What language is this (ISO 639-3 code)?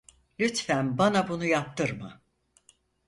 tur